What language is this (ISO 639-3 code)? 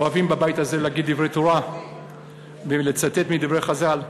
heb